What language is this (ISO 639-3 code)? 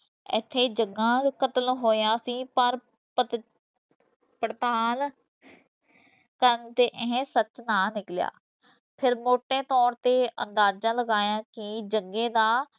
pan